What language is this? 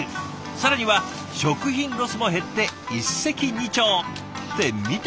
Japanese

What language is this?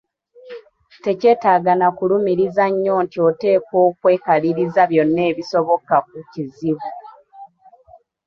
Ganda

